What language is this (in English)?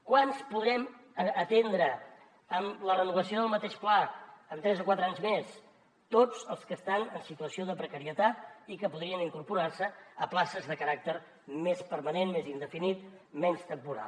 Catalan